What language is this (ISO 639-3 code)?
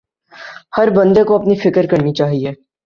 urd